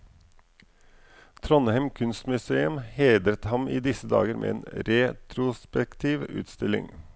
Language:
Norwegian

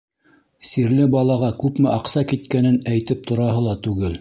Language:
Bashkir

